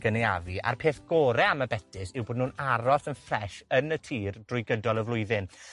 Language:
Welsh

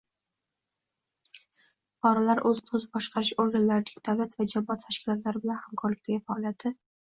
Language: Uzbek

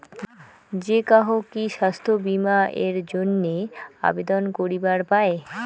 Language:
Bangla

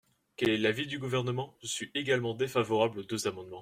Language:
French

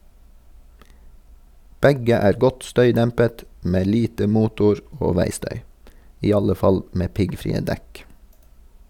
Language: Norwegian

